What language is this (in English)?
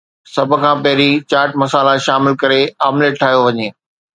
Sindhi